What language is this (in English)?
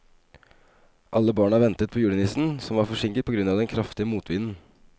Norwegian